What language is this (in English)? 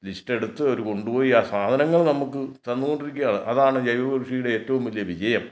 Malayalam